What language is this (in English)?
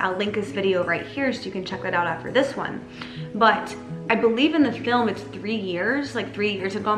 English